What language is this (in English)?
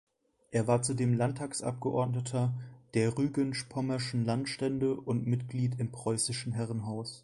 German